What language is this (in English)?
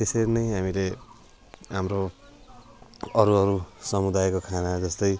Nepali